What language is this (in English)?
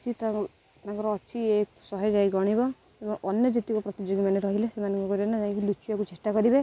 Odia